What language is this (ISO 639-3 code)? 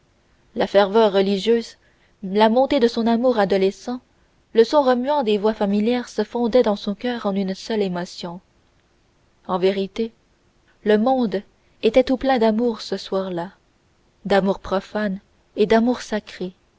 fra